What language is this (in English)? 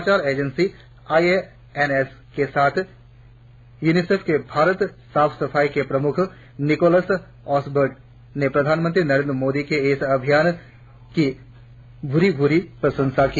Hindi